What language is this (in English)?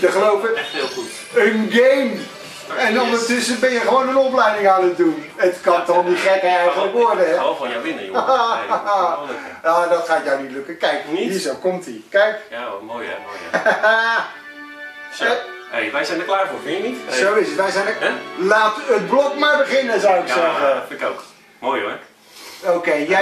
Dutch